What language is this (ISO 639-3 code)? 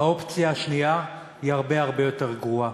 heb